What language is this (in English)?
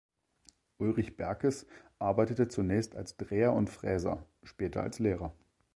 German